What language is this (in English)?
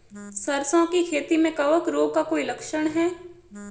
Hindi